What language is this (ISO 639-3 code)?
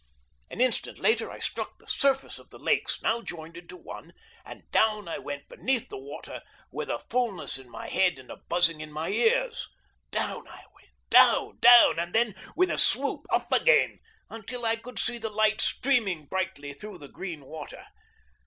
eng